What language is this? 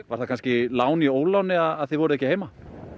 Icelandic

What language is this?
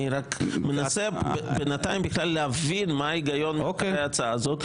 Hebrew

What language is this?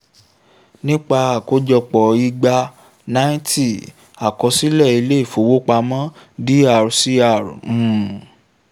Yoruba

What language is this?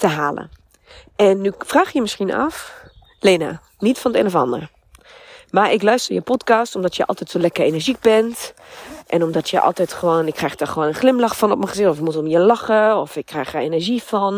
Dutch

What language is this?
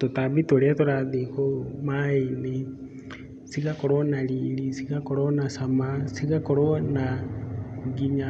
Kikuyu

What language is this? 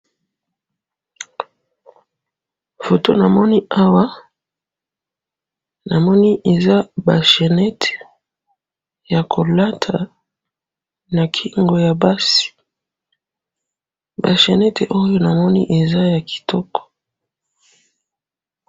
Lingala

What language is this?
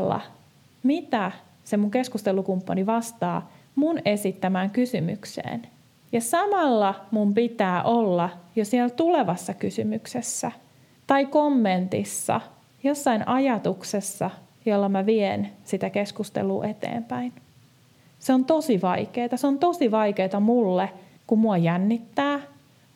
Finnish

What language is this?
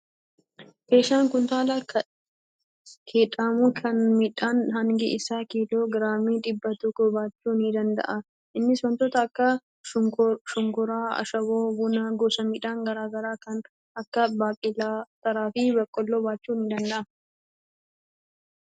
Oromo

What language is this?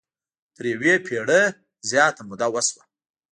Pashto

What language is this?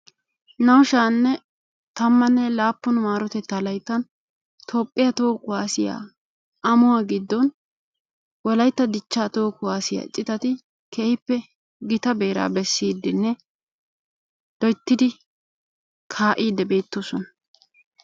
Wolaytta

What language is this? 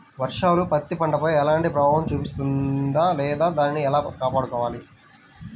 Telugu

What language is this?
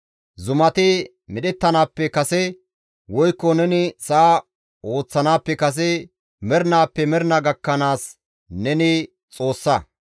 Gamo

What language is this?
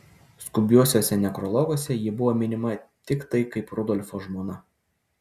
Lithuanian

